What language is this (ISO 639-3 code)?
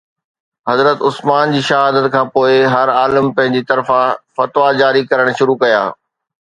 snd